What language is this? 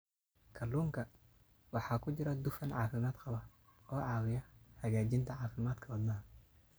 Somali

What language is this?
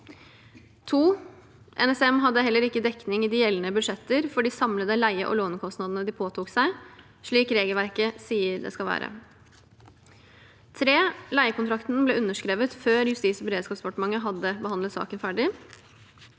Norwegian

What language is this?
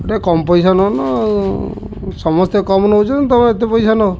Odia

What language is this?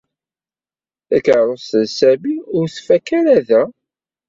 Kabyle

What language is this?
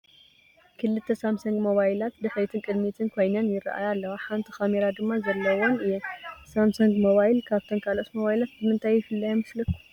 Tigrinya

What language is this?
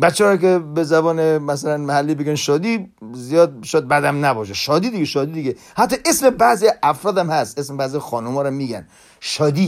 Persian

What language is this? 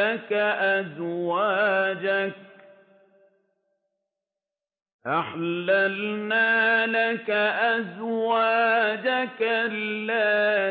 Arabic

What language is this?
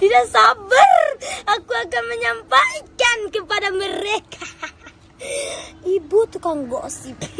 Indonesian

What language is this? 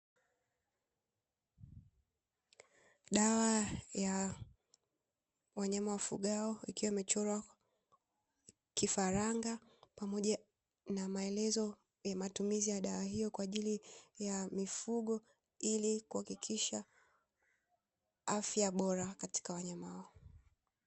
Swahili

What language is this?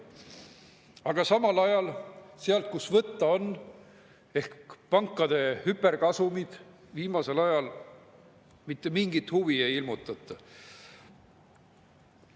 Estonian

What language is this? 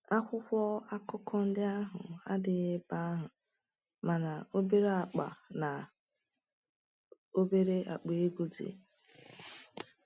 Igbo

